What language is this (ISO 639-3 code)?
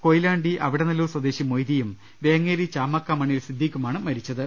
mal